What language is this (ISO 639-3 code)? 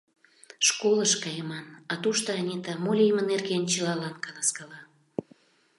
chm